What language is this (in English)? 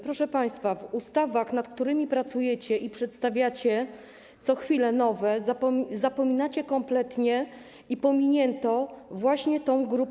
Polish